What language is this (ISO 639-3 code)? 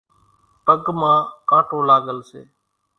gjk